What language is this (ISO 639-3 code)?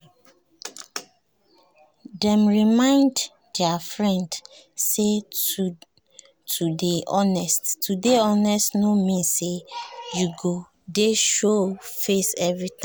pcm